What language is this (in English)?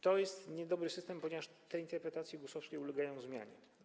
Polish